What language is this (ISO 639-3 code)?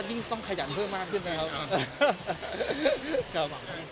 tha